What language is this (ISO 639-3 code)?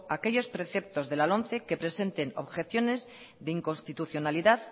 spa